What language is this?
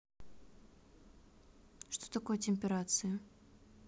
Russian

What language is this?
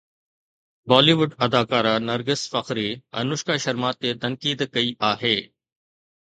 Sindhi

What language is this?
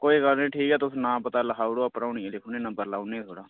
Dogri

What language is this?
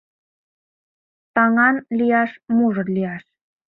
Mari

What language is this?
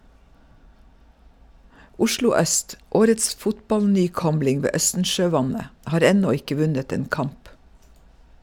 Norwegian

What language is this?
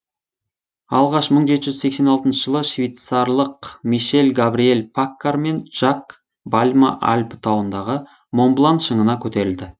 Kazakh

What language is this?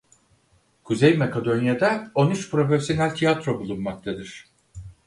Turkish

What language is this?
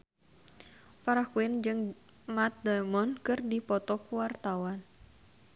Sundanese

